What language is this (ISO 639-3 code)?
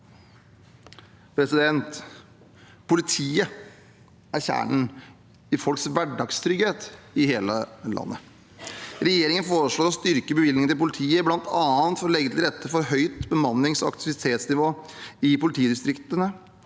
nor